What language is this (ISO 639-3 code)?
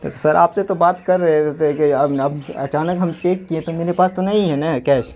urd